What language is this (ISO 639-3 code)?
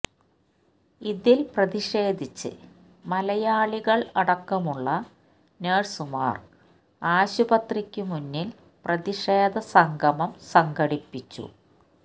mal